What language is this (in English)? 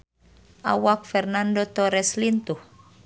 Sundanese